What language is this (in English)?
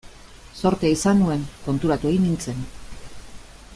Basque